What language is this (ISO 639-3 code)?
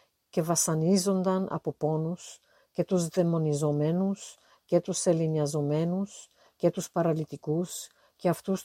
ell